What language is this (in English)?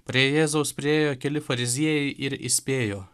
Lithuanian